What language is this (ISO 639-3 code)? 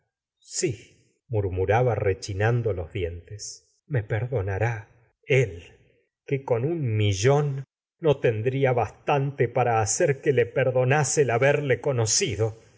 spa